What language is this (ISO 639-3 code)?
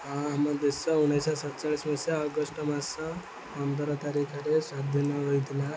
ori